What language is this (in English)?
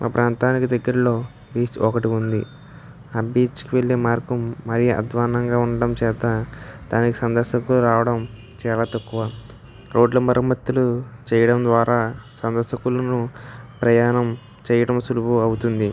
Telugu